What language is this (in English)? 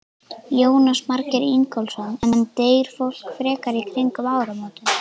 Icelandic